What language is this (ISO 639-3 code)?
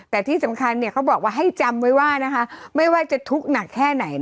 tha